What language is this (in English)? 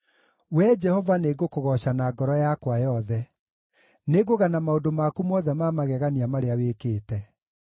Kikuyu